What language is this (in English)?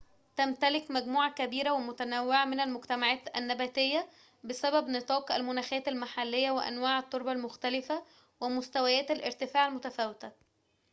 Arabic